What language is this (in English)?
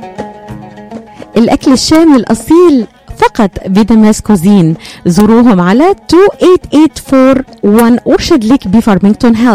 Arabic